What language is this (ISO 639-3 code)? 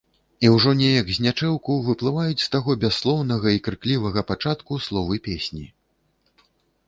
bel